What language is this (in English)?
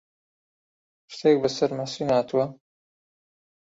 Central Kurdish